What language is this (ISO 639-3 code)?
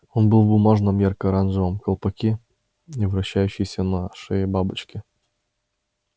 rus